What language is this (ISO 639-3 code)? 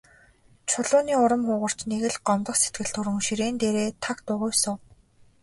mon